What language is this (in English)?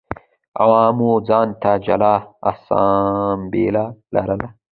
Pashto